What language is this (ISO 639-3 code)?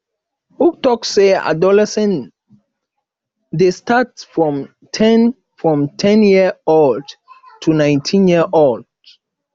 pcm